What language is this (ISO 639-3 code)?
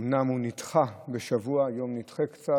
heb